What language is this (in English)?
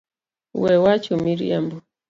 Luo (Kenya and Tanzania)